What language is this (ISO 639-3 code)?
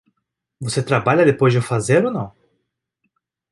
por